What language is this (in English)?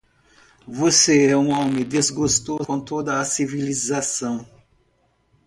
Portuguese